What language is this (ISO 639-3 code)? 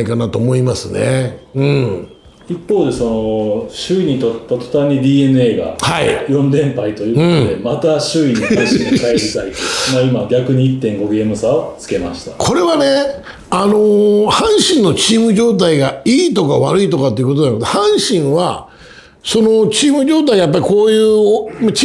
jpn